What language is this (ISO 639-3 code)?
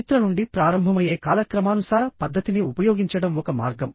tel